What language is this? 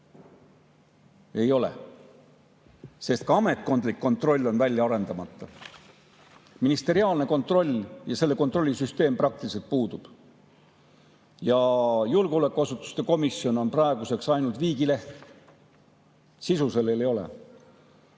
Estonian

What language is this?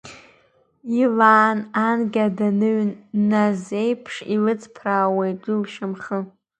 Abkhazian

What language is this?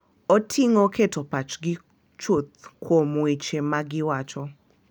Luo (Kenya and Tanzania)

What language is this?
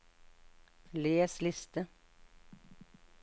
Norwegian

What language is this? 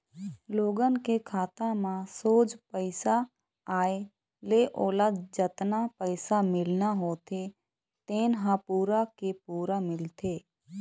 Chhattisgarhi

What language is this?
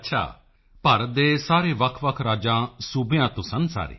Punjabi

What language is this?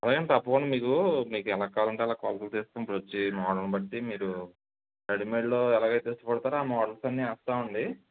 Telugu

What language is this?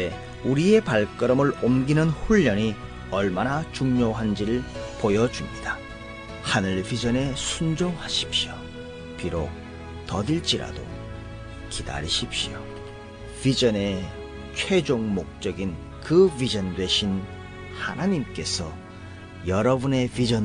Korean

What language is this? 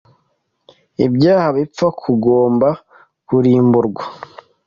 Kinyarwanda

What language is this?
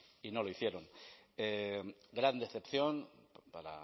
Spanish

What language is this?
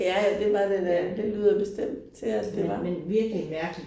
Danish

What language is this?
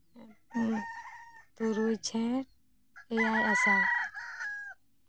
Santali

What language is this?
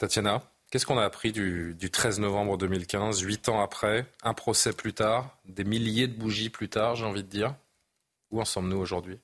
French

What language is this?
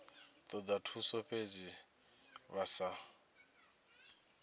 Venda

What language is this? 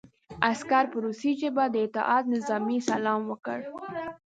Pashto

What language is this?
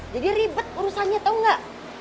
Indonesian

